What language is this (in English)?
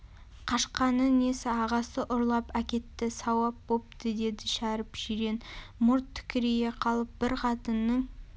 Kazakh